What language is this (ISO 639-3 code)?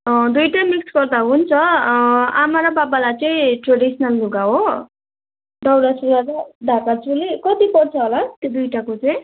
nep